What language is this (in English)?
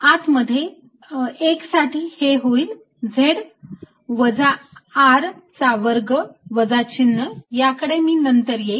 Marathi